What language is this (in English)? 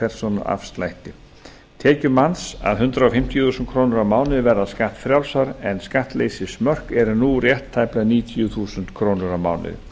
Icelandic